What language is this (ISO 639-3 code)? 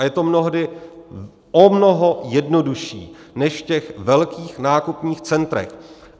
ces